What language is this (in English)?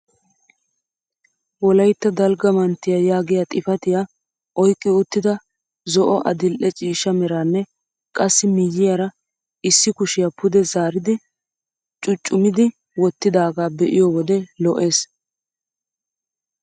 Wolaytta